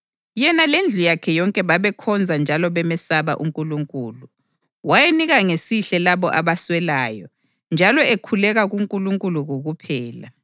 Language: North Ndebele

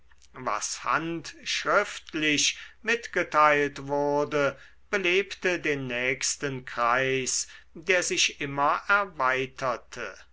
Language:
German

